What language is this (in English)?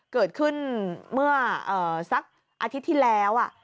Thai